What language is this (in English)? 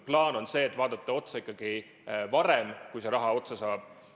Estonian